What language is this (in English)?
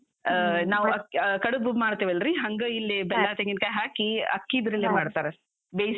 Kannada